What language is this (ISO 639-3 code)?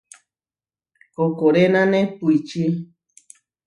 var